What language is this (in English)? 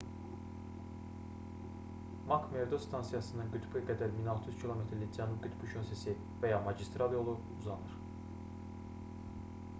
Azerbaijani